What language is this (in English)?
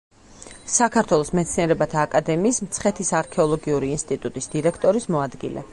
Georgian